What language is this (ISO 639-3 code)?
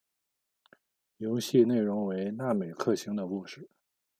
zho